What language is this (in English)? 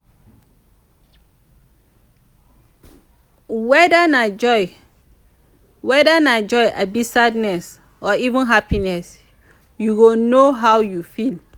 Nigerian Pidgin